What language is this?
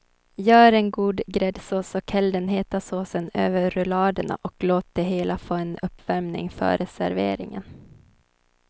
Swedish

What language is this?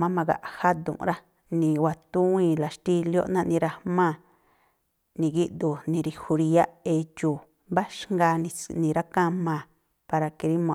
Tlacoapa Me'phaa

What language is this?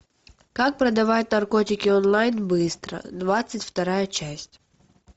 Russian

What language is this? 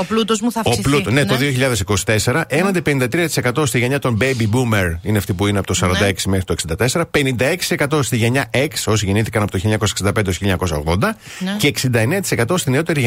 Greek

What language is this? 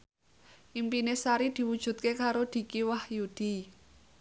Javanese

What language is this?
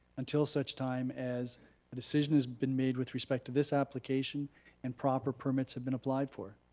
English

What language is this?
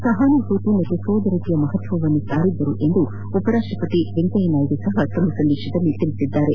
Kannada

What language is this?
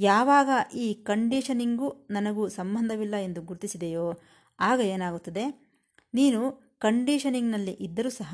Kannada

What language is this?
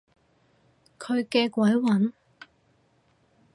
Cantonese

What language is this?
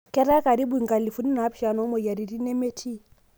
Masai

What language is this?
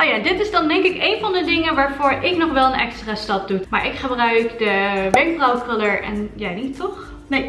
Dutch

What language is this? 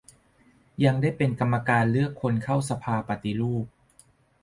Thai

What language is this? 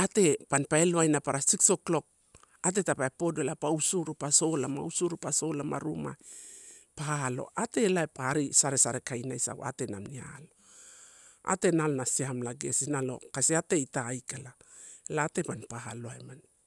Torau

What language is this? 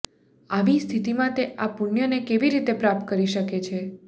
Gujarati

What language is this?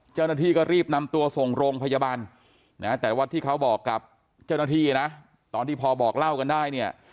Thai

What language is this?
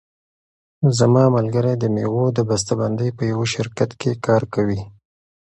Pashto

